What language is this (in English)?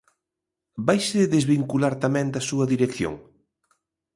Galician